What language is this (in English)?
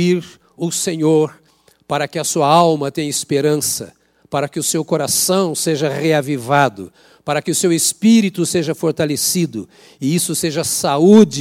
Portuguese